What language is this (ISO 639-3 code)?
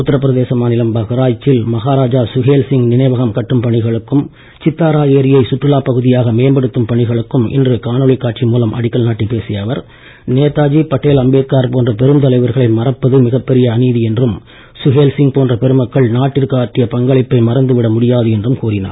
tam